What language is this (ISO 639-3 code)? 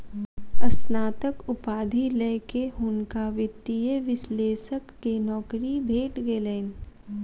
mai